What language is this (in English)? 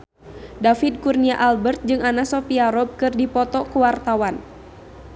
Sundanese